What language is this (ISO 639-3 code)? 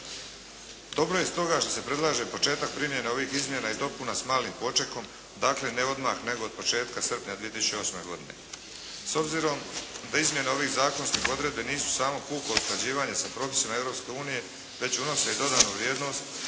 hrv